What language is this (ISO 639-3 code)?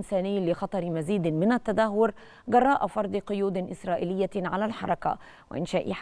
ara